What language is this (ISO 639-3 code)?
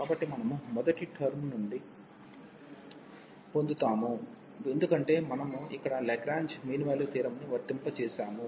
tel